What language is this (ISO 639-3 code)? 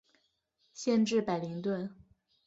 zho